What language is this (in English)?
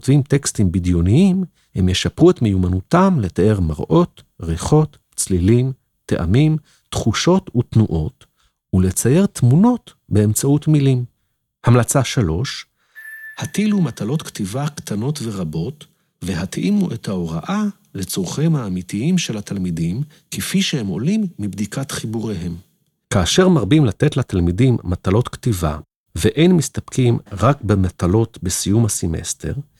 Hebrew